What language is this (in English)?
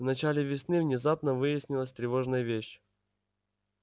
Russian